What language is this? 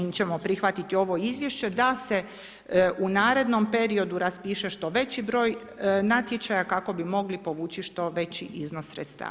Croatian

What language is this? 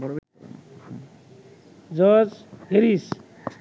Bangla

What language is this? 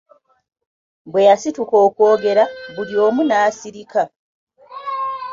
Ganda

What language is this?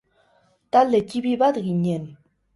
Basque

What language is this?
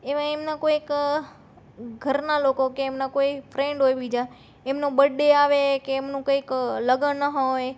Gujarati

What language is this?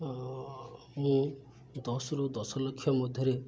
Odia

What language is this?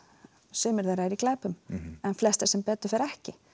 Icelandic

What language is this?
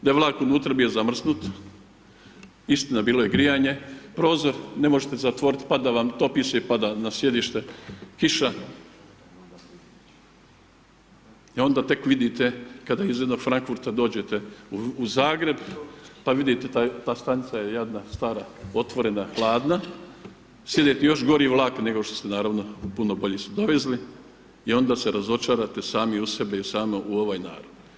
Croatian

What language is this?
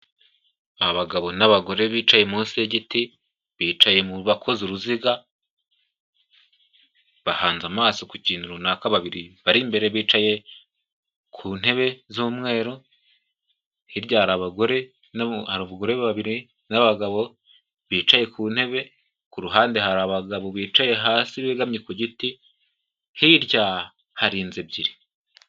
Kinyarwanda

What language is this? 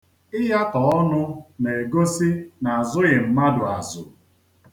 Igbo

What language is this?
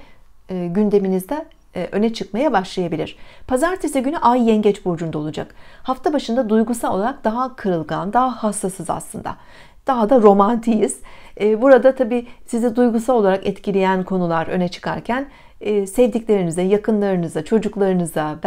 Turkish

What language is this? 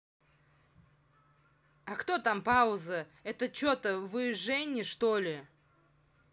Russian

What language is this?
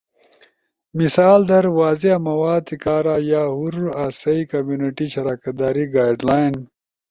Ushojo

